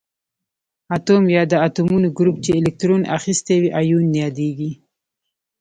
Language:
Pashto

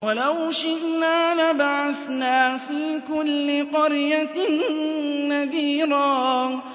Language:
Arabic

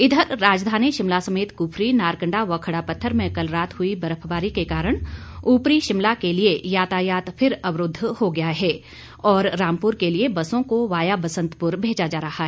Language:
Hindi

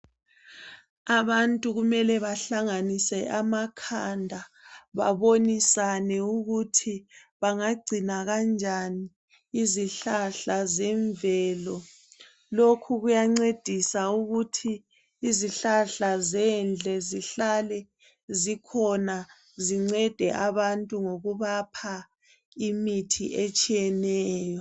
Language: North Ndebele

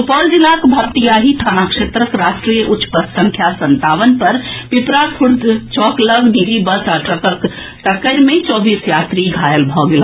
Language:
Maithili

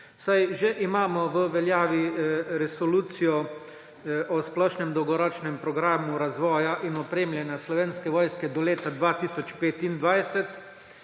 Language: Slovenian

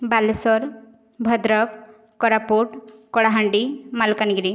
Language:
Odia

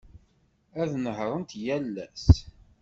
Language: Kabyle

